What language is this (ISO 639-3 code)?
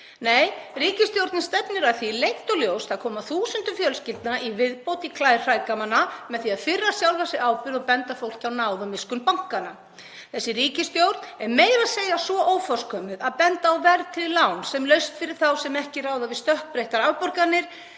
isl